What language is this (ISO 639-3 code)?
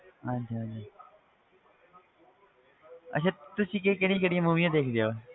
pan